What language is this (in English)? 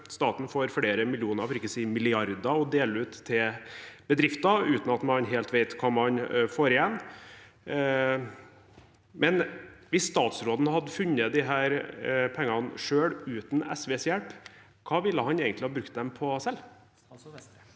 Norwegian